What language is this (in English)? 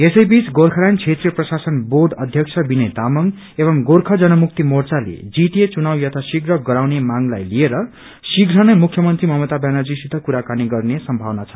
Nepali